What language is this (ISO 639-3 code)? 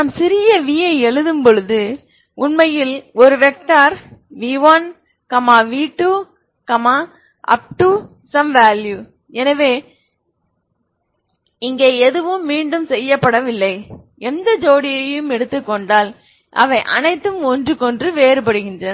tam